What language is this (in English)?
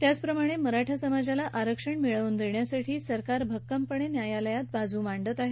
Marathi